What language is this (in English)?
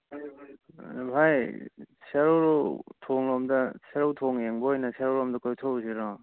Manipuri